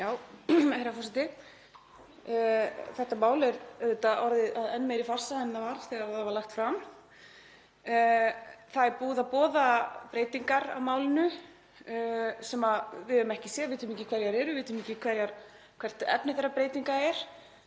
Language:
Icelandic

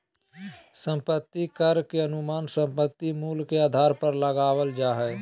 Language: Magahi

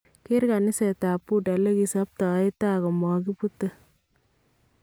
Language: Kalenjin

